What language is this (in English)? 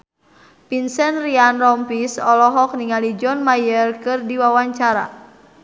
Sundanese